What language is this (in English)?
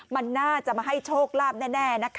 Thai